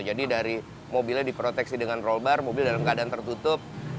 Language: Indonesian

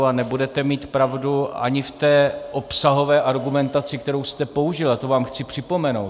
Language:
Czech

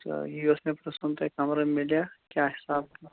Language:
Kashmiri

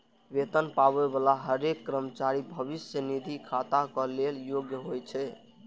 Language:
Maithili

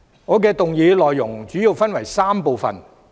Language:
Cantonese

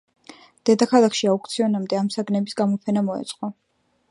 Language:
Georgian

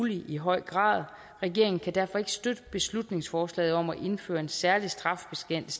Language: Danish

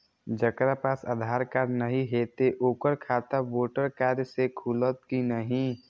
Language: Maithili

